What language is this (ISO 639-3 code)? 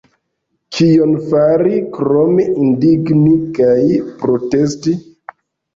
epo